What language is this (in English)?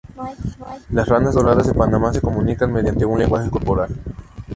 Spanish